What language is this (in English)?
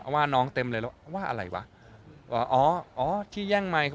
Thai